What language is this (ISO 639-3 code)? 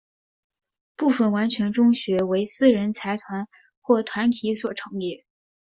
zho